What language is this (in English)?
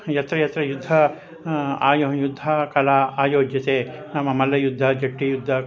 Sanskrit